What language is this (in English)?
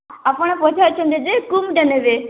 Odia